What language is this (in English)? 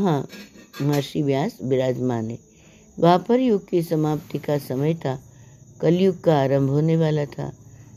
Hindi